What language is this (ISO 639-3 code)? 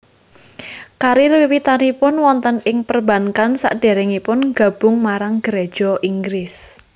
jav